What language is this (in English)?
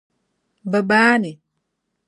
Dagbani